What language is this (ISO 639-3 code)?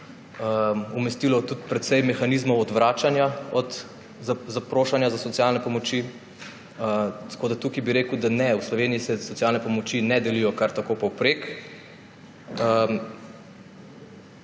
slv